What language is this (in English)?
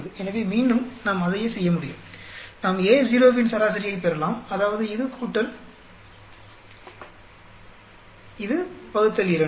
Tamil